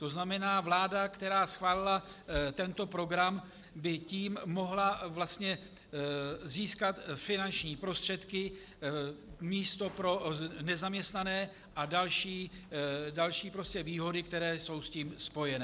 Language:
Czech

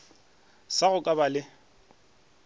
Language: Northern Sotho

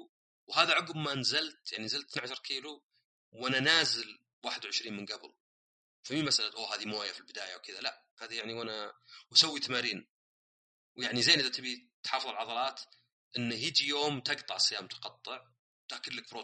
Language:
Arabic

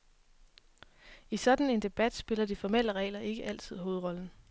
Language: Danish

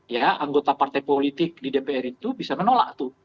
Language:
Indonesian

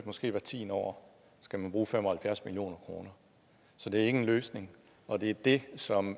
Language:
Danish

